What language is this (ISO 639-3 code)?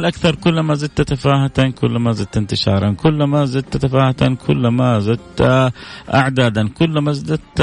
ara